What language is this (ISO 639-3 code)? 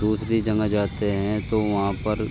urd